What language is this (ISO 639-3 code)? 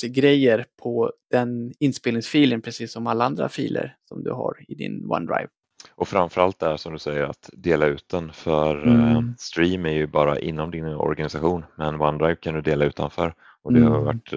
swe